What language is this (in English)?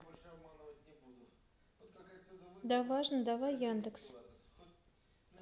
Russian